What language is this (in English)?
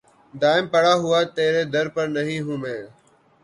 Urdu